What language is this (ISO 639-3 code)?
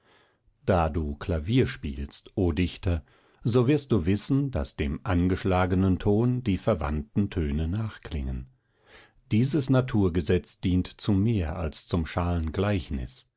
deu